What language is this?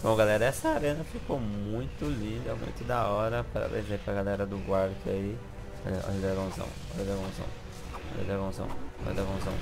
Portuguese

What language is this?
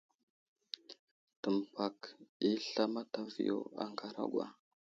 Wuzlam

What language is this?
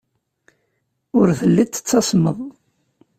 Kabyle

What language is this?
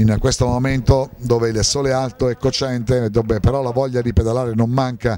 Italian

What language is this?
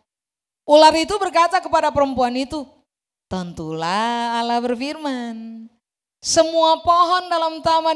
Indonesian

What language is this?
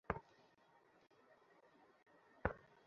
Bangla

